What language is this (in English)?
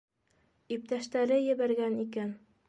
Bashkir